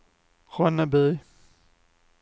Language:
Swedish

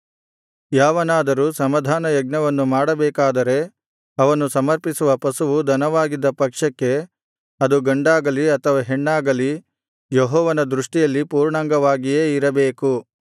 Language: Kannada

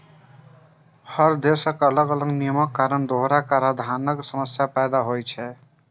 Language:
Maithili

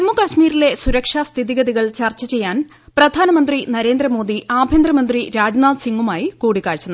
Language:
Malayalam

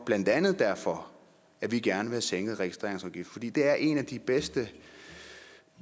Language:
Danish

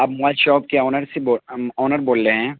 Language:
Urdu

